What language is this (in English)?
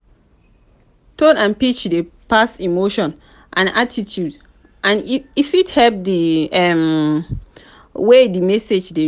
Nigerian Pidgin